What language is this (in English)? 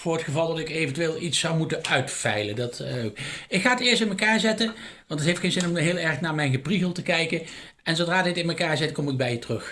Dutch